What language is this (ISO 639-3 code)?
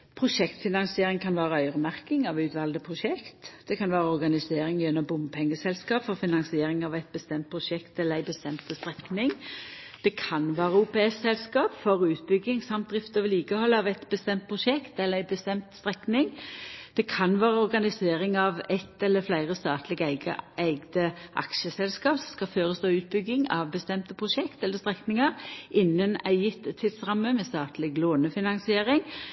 nno